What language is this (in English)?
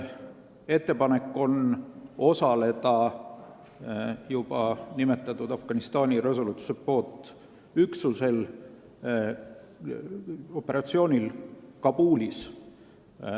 Estonian